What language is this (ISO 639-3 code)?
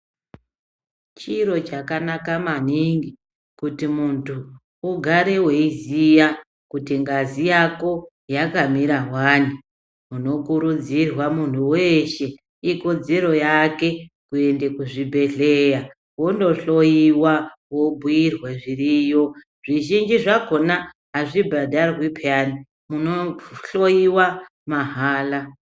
ndc